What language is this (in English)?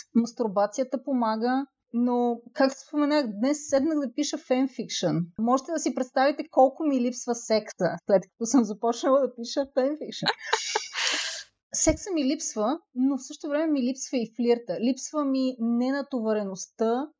Bulgarian